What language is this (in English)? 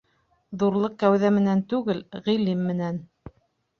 Bashkir